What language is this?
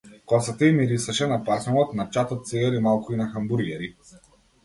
Macedonian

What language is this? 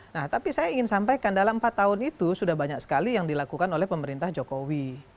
Indonesian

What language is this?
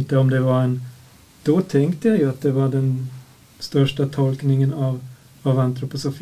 Swedish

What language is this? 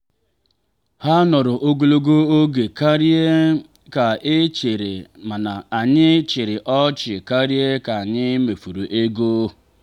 Igbo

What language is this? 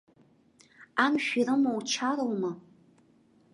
Abkhazian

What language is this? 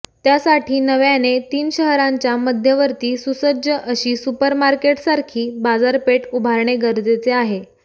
Marathi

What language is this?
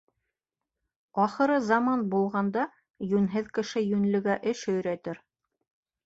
Bashkir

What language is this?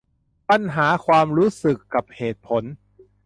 Thai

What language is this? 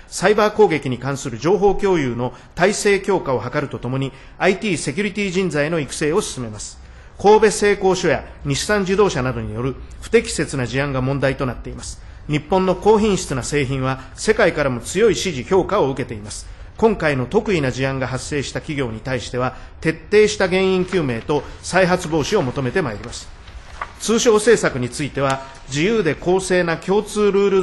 Japanese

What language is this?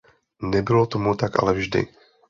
Czech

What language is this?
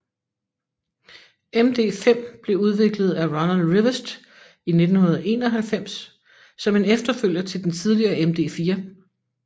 Danish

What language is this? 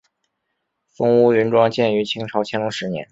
Chinese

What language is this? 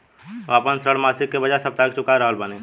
Bhojpuri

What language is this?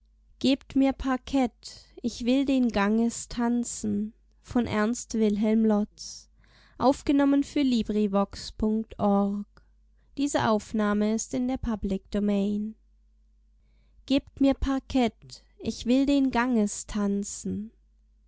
German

